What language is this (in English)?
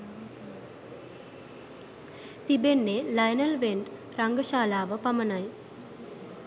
Sinhala